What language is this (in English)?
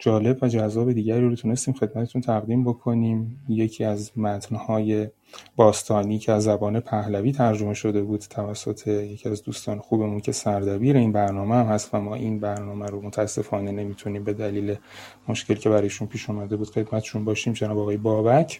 Persian